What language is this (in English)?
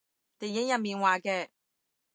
Cantonese